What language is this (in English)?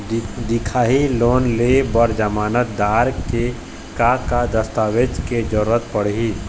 Chhattisgarhi